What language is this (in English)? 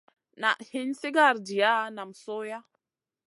Masana